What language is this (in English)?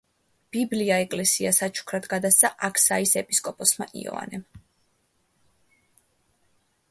Georgian